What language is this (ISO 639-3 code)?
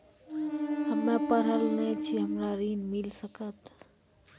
mai